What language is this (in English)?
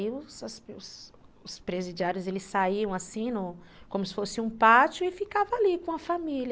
Portuguese